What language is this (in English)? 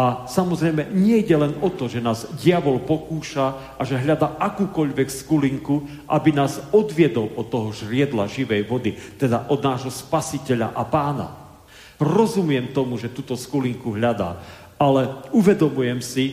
Slovak